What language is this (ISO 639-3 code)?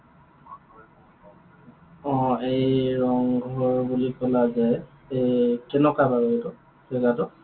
asm